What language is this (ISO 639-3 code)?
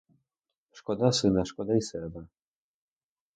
ukr